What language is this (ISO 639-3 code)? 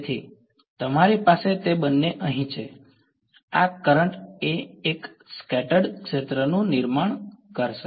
guj